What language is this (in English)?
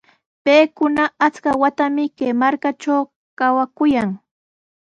Sihuas Ancash Quechua